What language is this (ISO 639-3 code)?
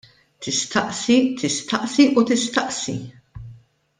mlt